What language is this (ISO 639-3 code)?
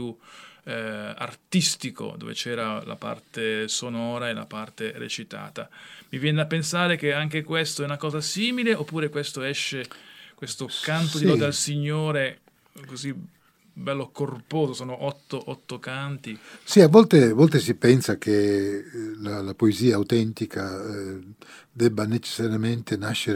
ita